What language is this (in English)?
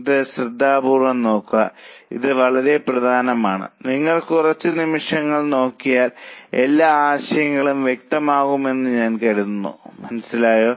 Malayalam